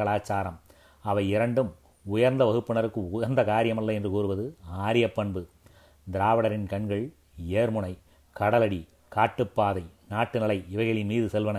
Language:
Tamil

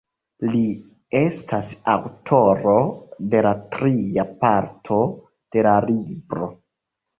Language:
Esperanto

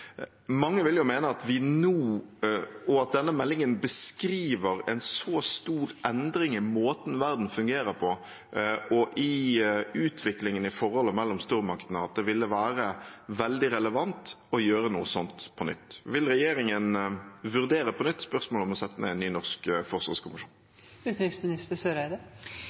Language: Norwegian Bokmål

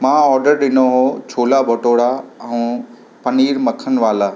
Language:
Sindhi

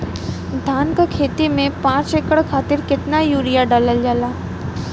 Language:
Bhojpuri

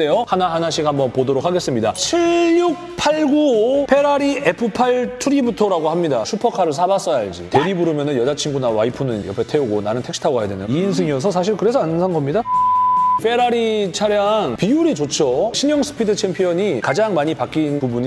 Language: Korean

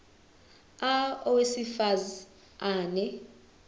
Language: Zulu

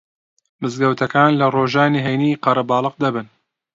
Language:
Central Kurdish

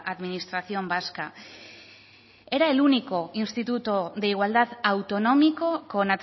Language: Spanish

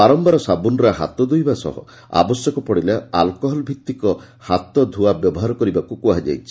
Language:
Odia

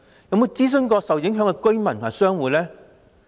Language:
Cantonese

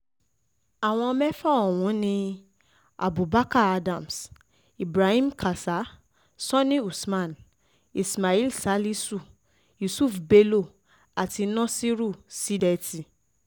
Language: Yoruba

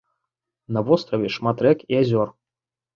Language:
Belarusian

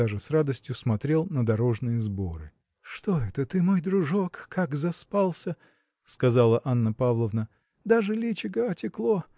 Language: Russian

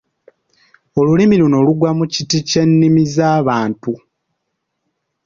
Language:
Ganda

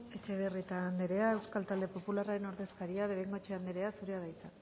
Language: Basque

